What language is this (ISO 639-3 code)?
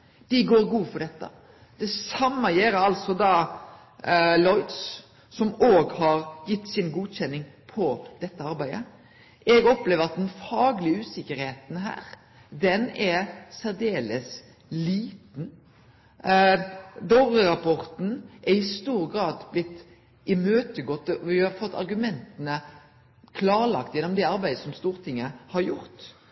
nno